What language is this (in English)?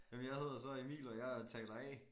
Danish